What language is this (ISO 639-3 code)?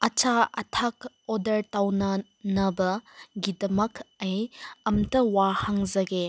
mni